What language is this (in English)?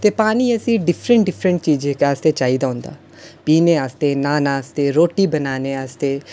Dogri